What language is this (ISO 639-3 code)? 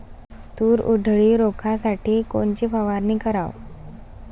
mar